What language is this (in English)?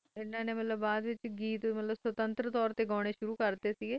Punjabi